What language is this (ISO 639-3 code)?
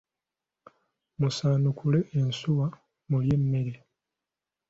lug